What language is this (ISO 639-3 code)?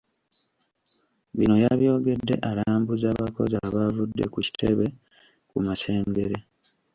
lug